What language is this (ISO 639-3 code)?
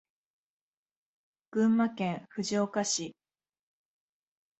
jpn